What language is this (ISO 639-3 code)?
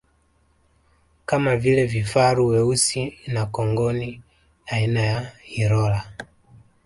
swa